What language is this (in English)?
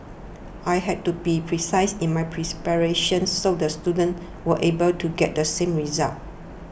English